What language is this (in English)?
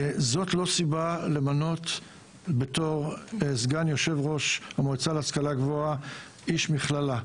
Hebrew